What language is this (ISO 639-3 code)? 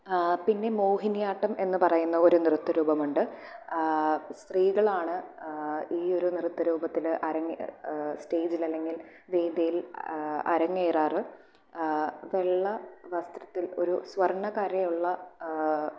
mal